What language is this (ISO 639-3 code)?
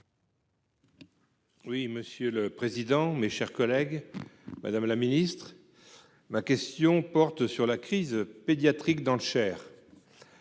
fra